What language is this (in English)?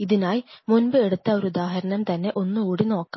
Malayalam